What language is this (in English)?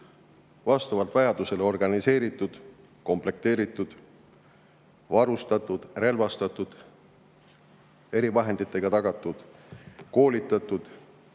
Estonian